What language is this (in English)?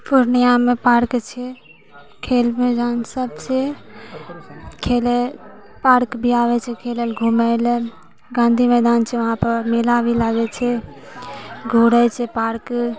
Maithili